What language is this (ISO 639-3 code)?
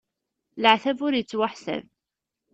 kab